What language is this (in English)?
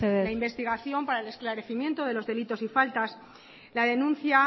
Spanish